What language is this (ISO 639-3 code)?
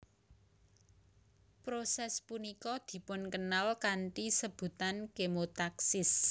jav